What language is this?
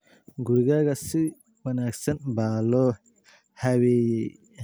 Somali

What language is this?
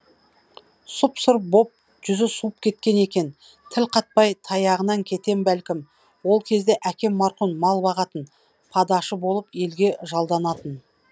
Kazakh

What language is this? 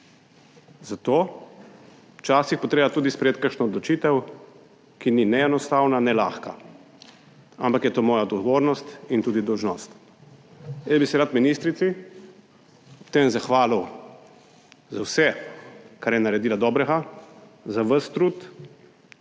Slovenian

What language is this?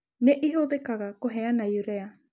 Kikuyu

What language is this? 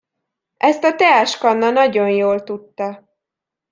Hungarian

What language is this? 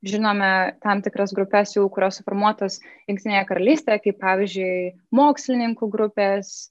Lithuanian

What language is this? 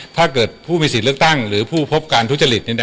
Thai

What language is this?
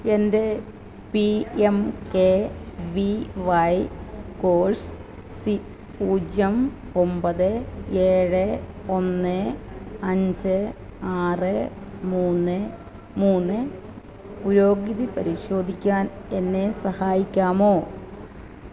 Malayalam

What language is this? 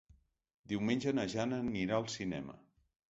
Catalan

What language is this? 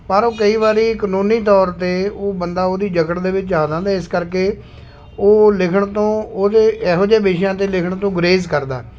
Punjabi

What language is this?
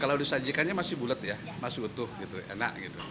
Indonesian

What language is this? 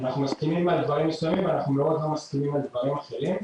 Hebrew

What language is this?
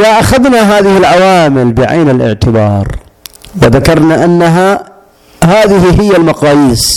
Arabic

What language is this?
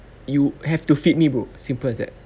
English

